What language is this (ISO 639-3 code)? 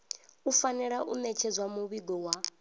ven